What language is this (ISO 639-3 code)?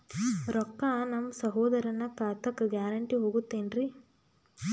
kan